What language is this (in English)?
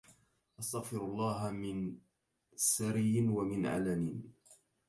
Arabic